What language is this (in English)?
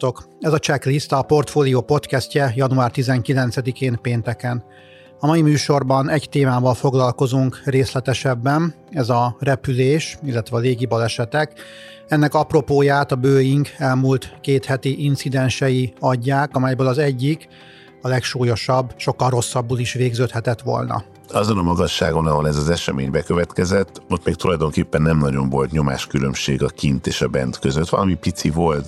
Hungarian